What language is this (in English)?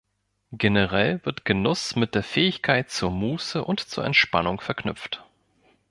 German